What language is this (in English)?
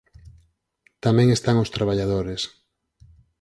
Galician